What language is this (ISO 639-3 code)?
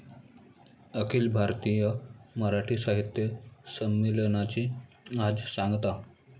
mar